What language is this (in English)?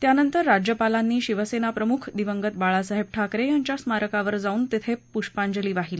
Marathi